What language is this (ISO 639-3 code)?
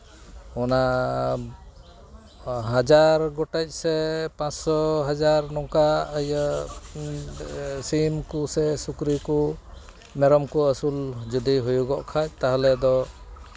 sat